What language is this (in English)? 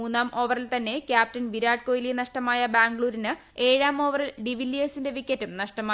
Malayalam